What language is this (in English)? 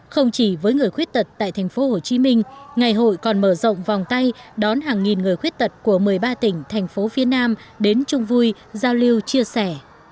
Vietnamese